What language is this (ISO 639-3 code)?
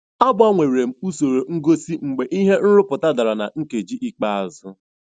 ibo